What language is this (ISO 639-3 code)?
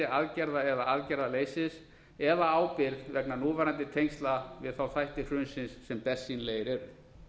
isl